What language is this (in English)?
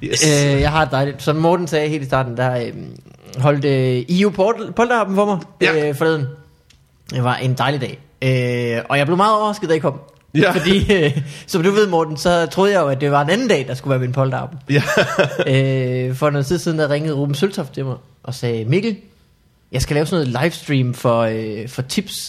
Danish